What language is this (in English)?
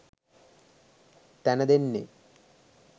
Sinhala